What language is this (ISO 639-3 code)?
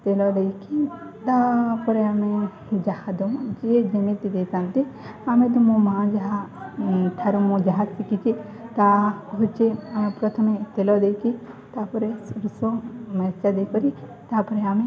ori